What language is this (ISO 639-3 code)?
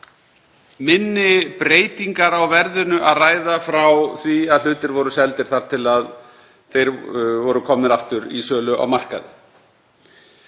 isl